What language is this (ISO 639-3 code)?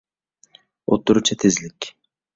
uig